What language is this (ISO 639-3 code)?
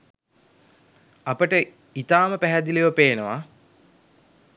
sin